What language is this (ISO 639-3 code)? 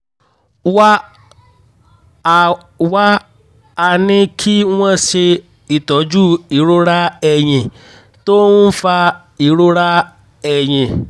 yor